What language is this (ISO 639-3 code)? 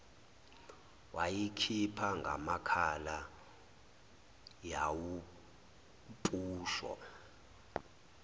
zul